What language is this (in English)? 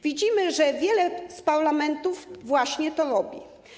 Polish